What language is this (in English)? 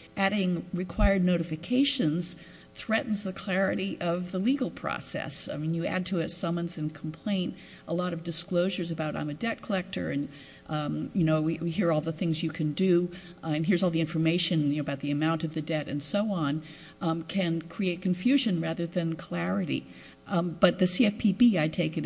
English